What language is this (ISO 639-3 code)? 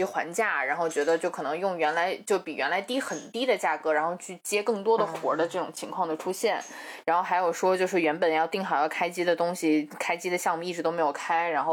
zho